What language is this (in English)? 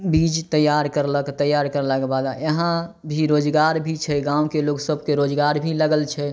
Maithili